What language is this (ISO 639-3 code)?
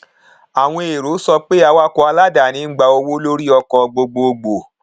yor